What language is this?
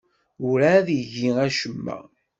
Kabyle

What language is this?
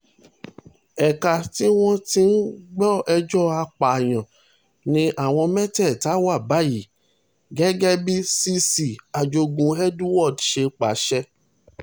Yoruba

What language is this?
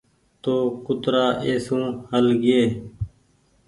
Goaria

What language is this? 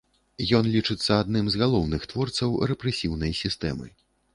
Belarusian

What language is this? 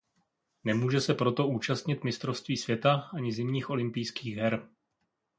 Czech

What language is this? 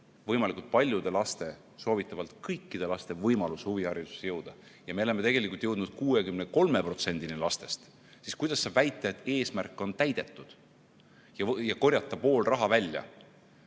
Estonian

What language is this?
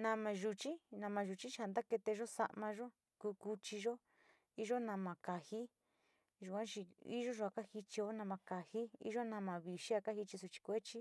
Sinicahua Mixtec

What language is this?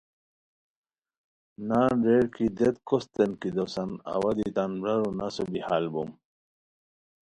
Khowar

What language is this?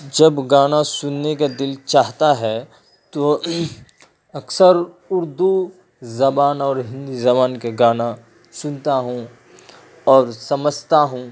Urdu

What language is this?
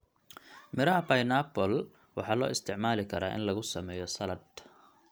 Somali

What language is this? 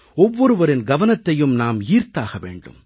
Tamil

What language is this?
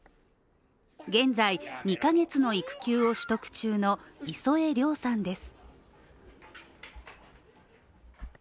Japanese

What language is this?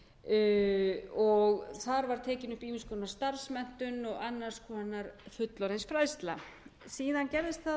Icelandic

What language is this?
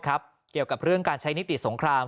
Thai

